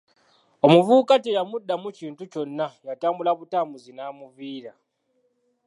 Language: Ganda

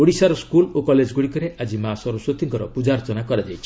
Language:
Odia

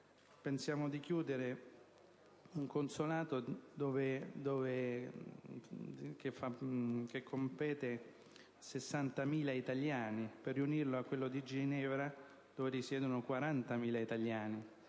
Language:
Italian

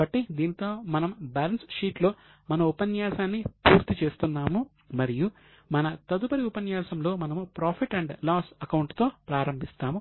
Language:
Telugu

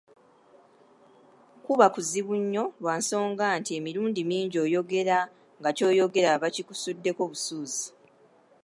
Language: Ganda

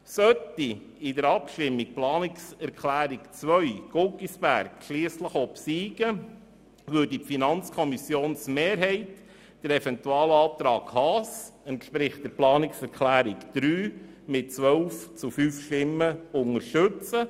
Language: Swiss German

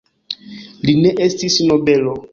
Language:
Esperanto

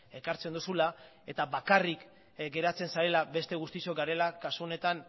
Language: Basque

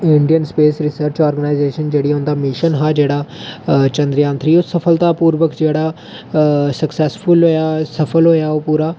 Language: Dogri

